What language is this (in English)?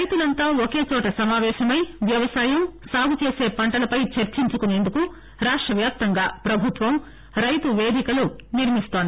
Telugu